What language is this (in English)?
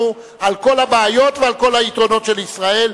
Hebrew